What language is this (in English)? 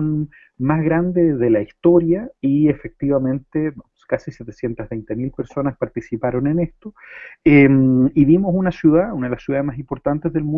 Spanish